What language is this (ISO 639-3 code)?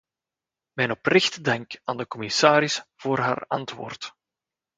nld